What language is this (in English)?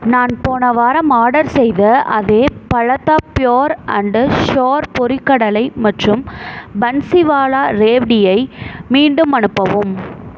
Tamil